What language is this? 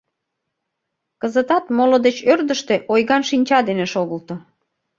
Mari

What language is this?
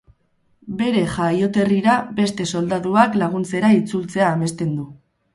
Basque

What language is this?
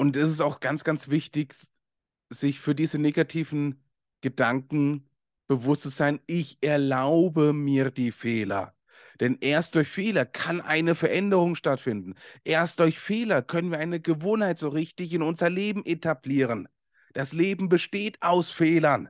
German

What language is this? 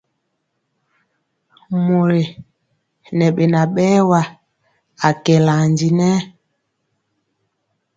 Mpiemo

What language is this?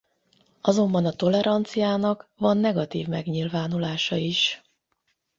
Hungarian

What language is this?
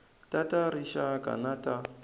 Tsonga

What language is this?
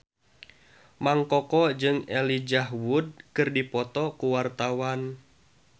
Sundanese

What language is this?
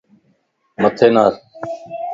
Lasi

